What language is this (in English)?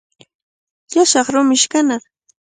Cajatambo North Lima Quechua